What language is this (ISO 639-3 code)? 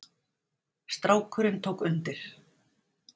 isl